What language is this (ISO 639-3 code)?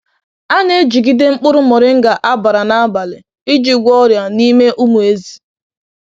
ibo